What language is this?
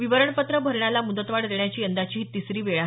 Marathi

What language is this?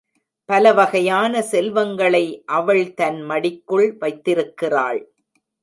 Tamil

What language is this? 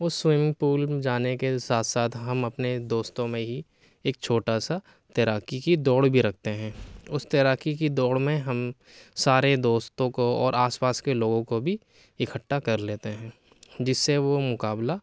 Urdu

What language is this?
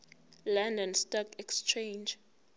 Zulu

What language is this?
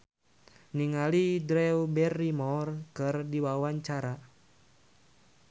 Sundanese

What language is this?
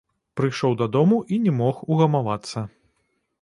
Belarusian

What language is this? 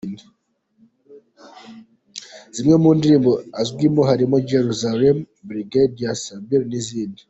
Kinyarwanda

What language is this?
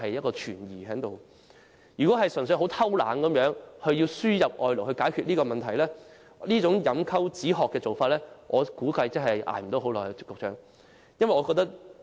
Cantonese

